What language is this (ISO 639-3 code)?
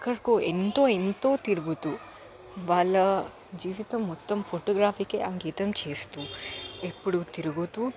tel